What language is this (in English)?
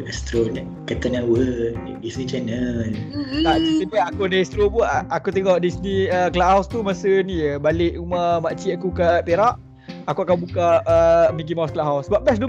Malay